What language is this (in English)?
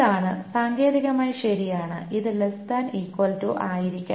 Malayalam